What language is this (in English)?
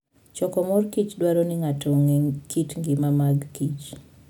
Luo (Kenya and Tanzania)